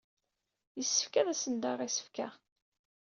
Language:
Kabyle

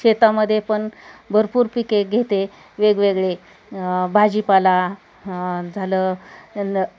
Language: Marathi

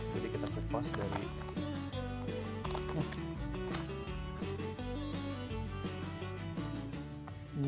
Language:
Indonesian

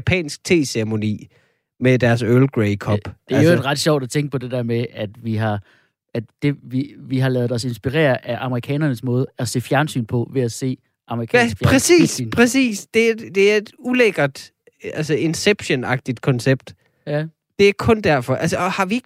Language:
Danish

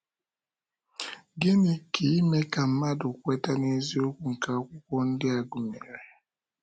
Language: Igbo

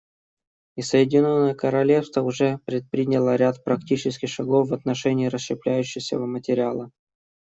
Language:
Russian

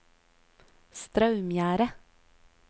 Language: Norwegian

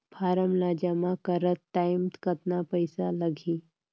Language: Chhattisgarhi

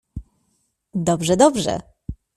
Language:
Polish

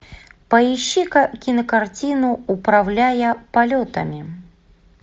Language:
Russian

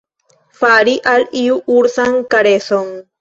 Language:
Esperanto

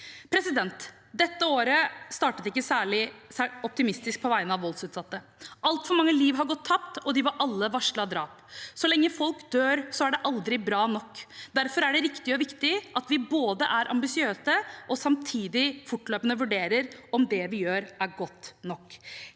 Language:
Norwegian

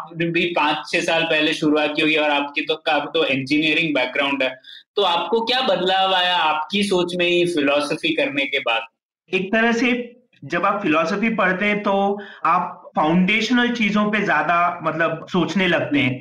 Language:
Hindi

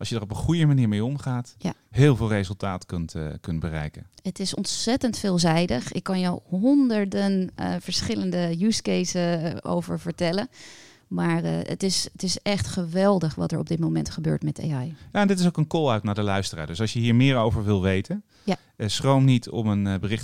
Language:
Dutch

